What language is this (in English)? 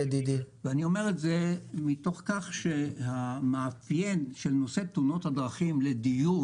Hebrew